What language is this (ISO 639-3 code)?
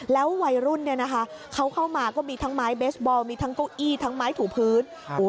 tha